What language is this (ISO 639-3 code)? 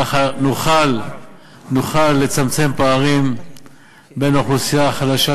heb